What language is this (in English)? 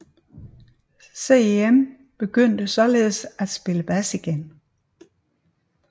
Danish